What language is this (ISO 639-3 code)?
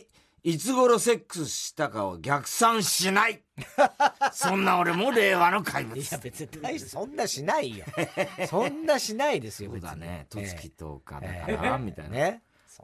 jpn